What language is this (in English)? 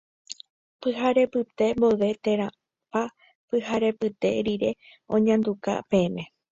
Guarani